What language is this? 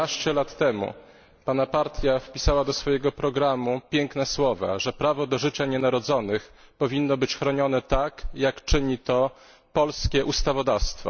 Polish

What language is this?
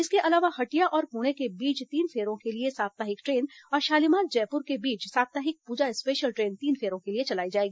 Hindi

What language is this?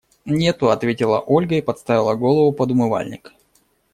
Russian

